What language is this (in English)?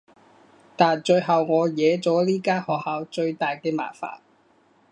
Cantonese